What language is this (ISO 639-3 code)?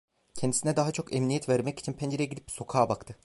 tur